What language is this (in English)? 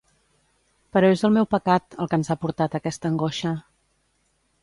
Catalan